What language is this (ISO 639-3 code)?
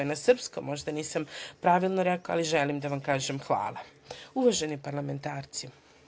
srp